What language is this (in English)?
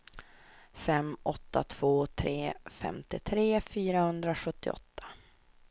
Swedish